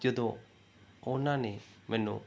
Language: Punjabi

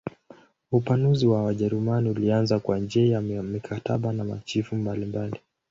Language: Swahili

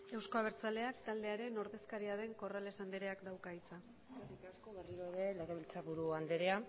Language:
Basque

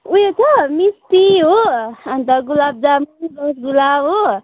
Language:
Nepali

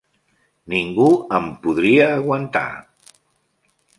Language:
Catalan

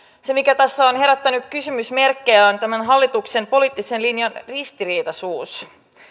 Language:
Finnish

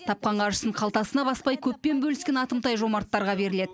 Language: Kazakh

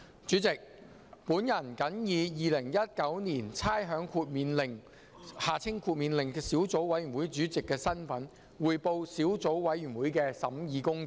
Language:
Cantonese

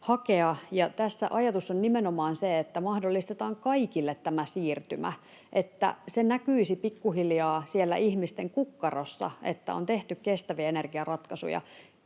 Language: Finnish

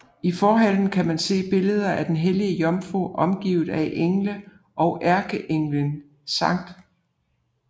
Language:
Danish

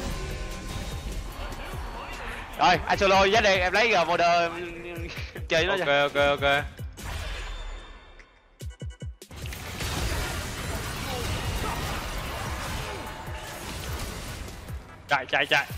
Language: Vietnamese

